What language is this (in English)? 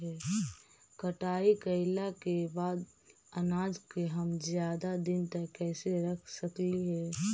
Magahi